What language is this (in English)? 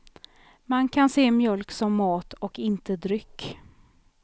Swedish